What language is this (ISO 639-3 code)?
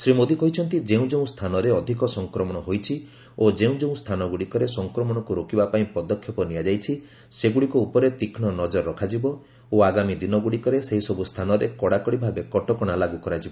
ori